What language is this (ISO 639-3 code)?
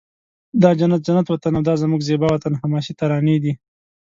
pus